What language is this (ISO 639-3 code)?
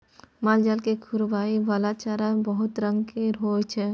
mai